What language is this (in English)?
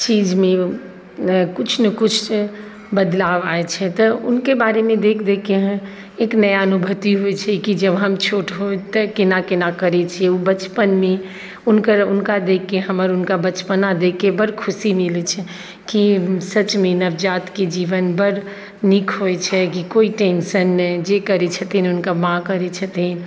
Maithili